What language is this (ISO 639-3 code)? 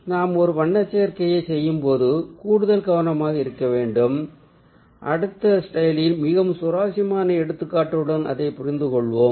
tam